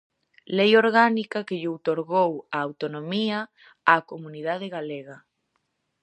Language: Galician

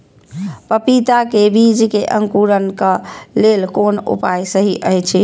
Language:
Maithili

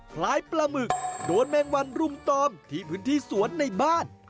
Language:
Thai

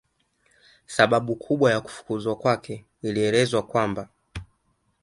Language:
Swahili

